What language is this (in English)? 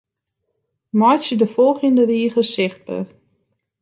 Western Frisian